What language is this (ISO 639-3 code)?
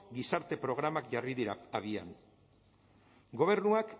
eus